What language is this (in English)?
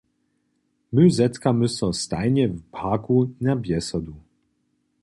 Upper Sorbian